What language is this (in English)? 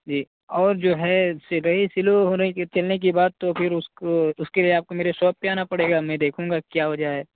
Urdu